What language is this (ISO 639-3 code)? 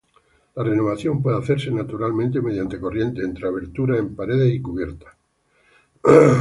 spa